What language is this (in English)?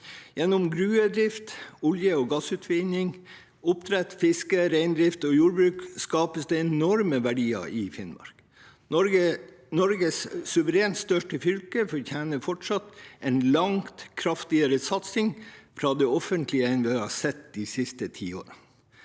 Norwegian